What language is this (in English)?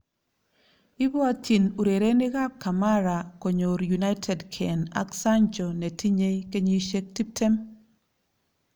Kalenjin